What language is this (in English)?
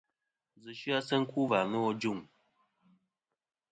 Kom